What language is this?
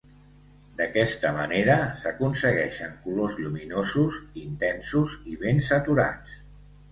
Catalan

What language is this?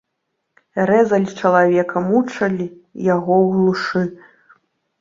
Belarusian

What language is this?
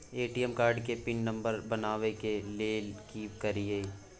Maithili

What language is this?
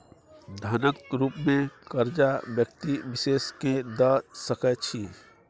Maithili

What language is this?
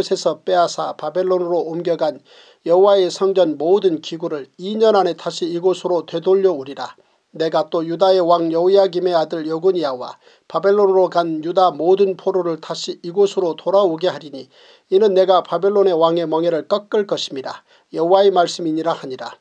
Korean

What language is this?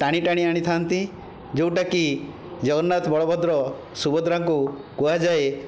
Odia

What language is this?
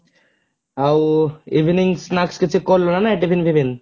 Odia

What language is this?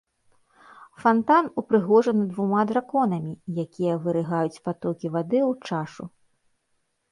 Belarusian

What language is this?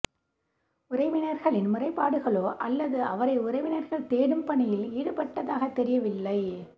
Tamil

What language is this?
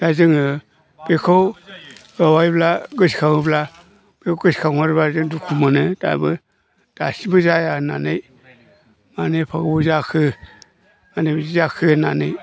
Bodo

